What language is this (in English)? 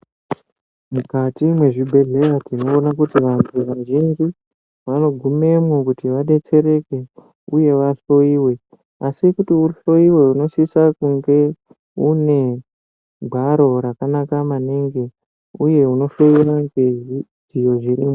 Ndau